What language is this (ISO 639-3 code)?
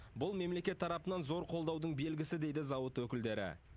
kaz